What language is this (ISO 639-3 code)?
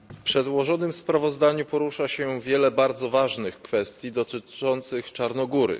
pol